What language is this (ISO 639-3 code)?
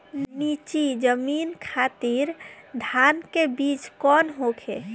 bho